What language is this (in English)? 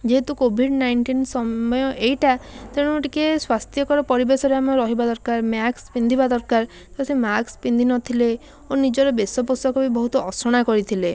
Odia